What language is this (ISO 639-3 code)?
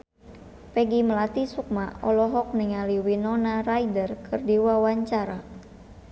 sun